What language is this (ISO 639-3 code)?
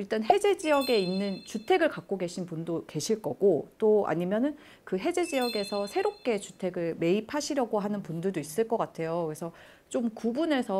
kor